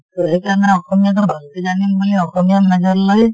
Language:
Assamese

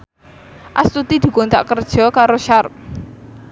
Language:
Javanese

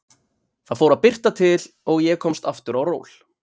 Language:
Icelandic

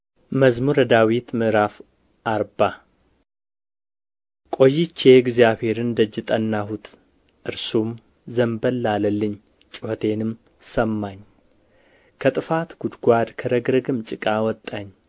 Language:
Amharic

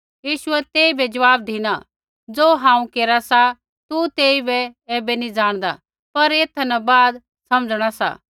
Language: Kullu Pahari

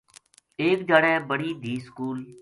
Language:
Gujari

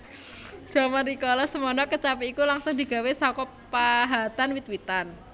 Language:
Javanese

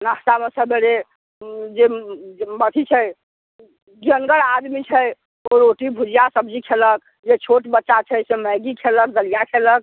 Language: Maithili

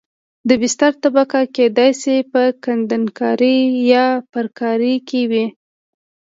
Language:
Pashto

